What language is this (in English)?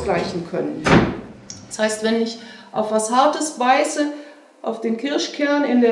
German